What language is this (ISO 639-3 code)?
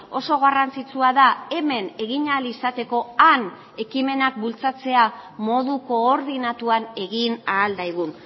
eus